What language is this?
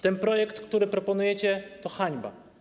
Polish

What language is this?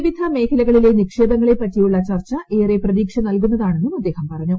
Malayalam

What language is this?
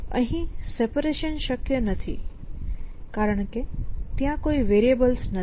Gujarati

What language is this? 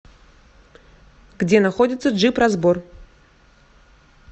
Russian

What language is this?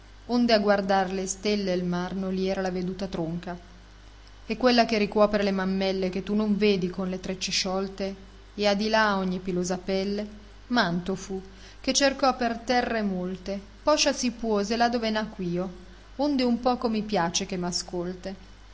Italian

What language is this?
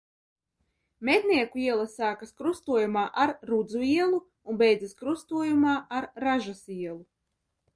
Latvian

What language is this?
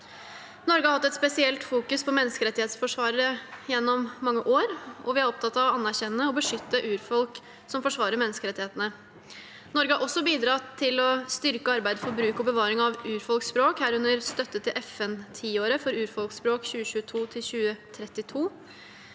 Norwegian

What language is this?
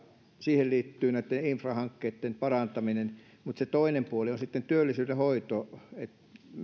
Finnish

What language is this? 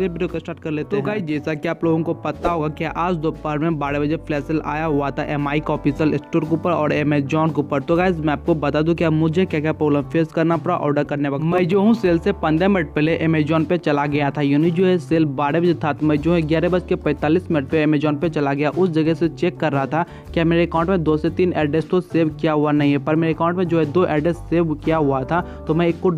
Hindi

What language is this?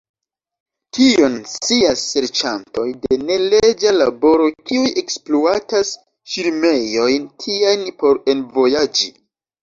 Esperanto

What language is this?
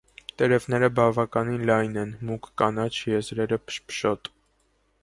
Armenian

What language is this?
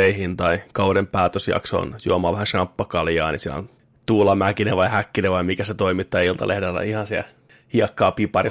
Finnish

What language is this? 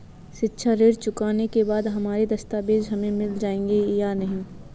Hindi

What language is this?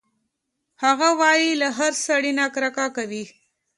Pashto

